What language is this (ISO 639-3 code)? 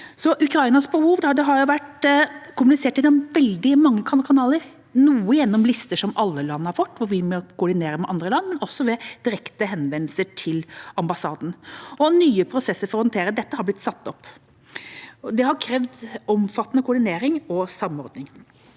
nor